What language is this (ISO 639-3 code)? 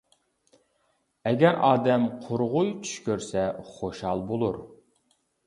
uig